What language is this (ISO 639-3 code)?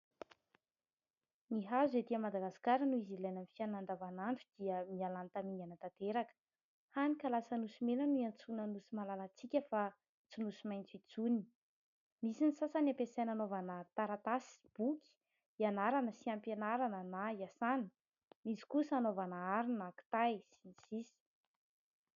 mlg